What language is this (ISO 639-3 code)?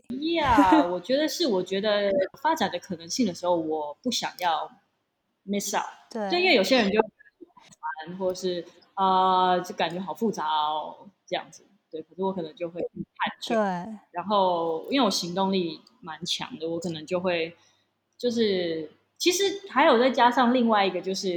zho